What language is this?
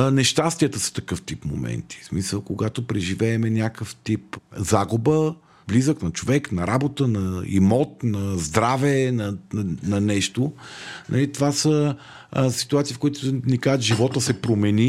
Bulgarian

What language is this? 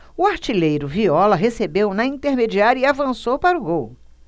Portuguese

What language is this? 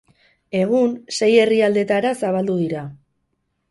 Basque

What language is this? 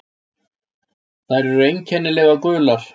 Icelandic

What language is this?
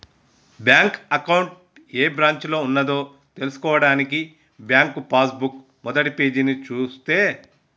Telugu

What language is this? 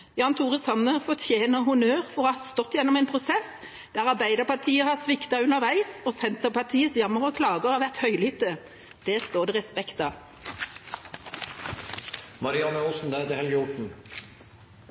Norwegian Bokmål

